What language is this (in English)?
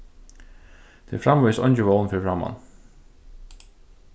Faroese